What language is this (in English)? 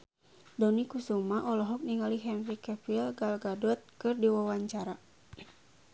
Sundanese